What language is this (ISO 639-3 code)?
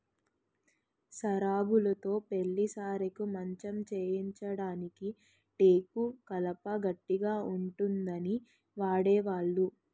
tel